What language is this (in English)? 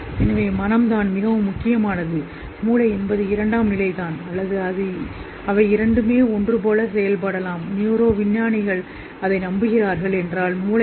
Tamil